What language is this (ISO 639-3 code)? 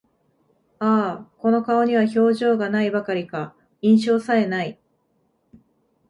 jpn